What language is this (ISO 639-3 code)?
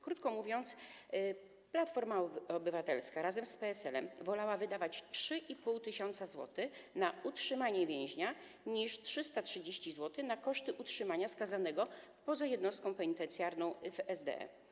pol